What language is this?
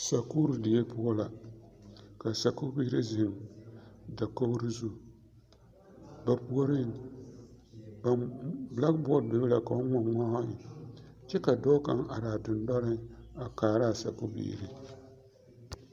Southern Dagaare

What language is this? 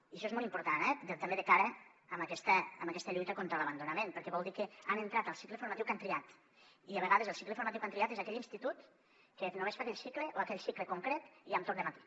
Catalan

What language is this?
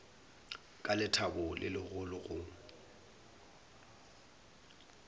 Northern Sotho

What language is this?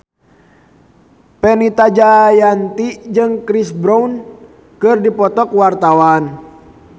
Sundanese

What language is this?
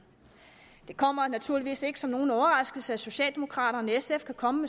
Danish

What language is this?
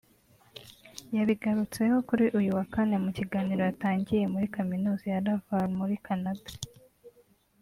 Kinyarwanda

